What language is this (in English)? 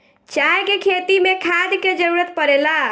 Bhojpuri